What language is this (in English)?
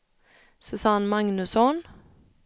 Swedish